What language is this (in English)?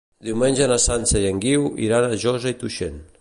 Catalan